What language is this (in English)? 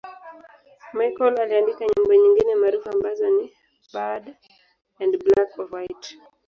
Swahili